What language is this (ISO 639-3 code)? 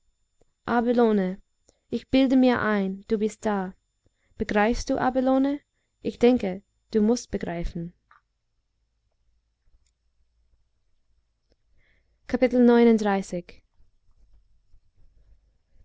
deu